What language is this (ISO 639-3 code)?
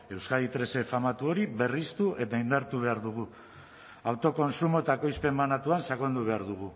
eus